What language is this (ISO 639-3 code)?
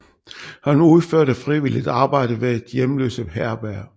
dan